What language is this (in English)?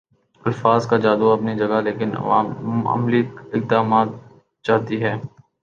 Urdu